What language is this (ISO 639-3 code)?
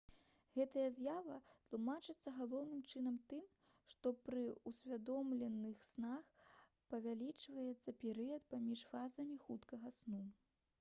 bel